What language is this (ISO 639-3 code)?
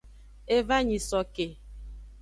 ajg